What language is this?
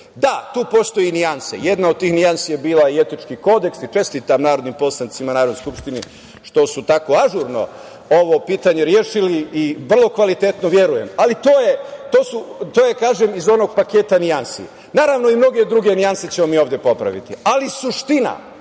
Serbian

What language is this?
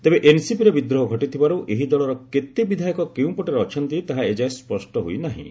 Odia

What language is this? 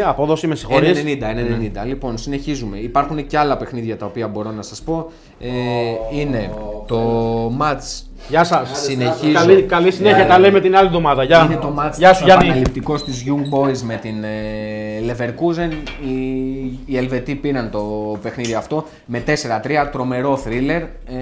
Greek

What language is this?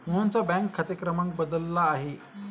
Marathi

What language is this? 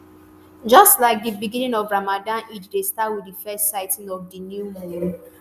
Nigerian Pidgin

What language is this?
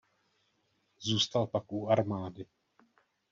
Czech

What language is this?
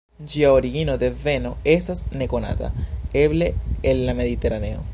Esperanto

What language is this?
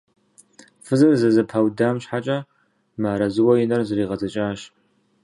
Kabardian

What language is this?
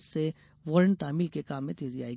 Hindi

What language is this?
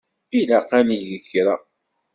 Kabyle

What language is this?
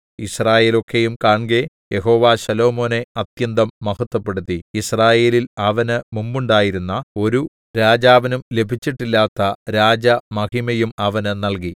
Malayalam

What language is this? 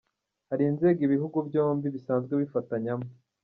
Kinyarwanda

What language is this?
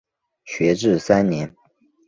Chinese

